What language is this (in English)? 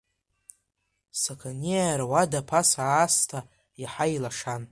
Abkhazian